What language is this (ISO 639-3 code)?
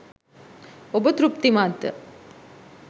sin